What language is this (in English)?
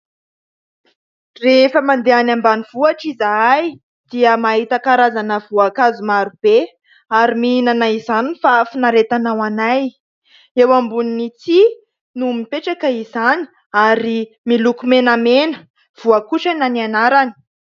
Malagasy